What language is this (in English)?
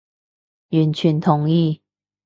Cantonese